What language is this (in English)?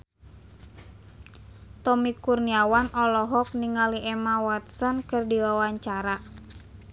Sundanese